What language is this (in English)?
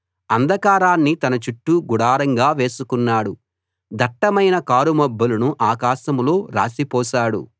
Telugu